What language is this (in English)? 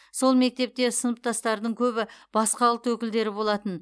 Kazakh